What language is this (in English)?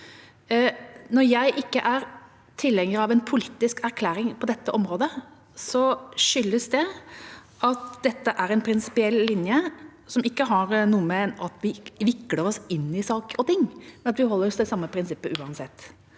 Norwegian